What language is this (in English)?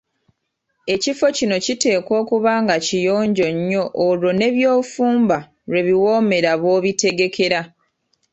Ganda